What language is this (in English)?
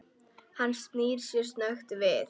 Icelandic